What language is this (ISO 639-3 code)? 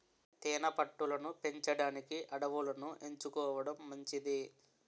tel